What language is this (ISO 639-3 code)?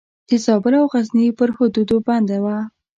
pus